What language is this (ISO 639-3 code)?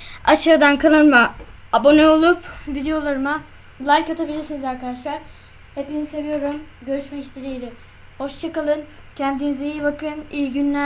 tur